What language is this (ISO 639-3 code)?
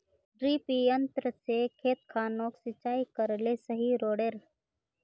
mag